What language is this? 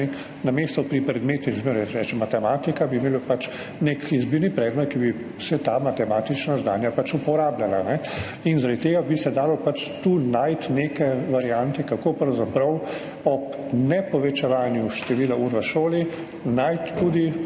Slovenian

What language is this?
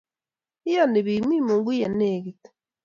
Kalenjin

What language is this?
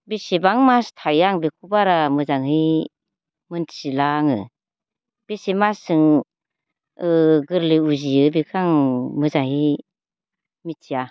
Bodo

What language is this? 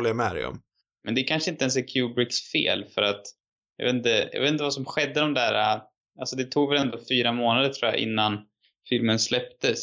Swedish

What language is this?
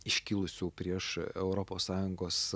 Lithuanian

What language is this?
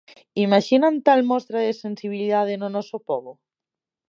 Galician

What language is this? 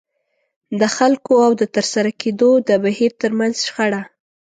Pashto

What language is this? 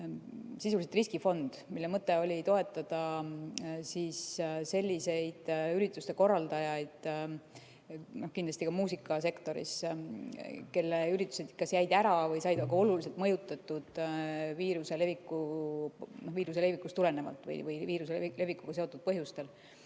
Estonian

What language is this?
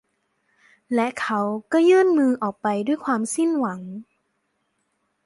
Thai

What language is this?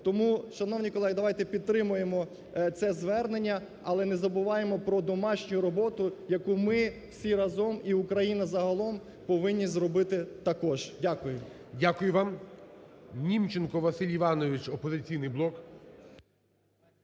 Ukrainian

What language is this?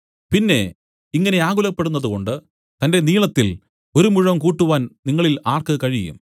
Malayalam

